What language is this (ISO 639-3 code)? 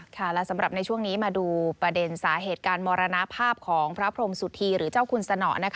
tha